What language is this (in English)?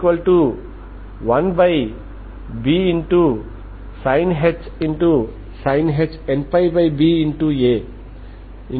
Telugu